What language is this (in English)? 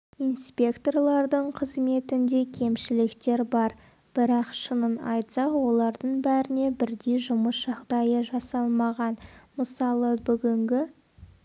Kazakh